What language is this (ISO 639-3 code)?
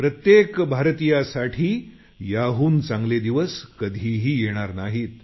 mar